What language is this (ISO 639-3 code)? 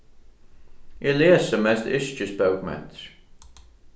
fao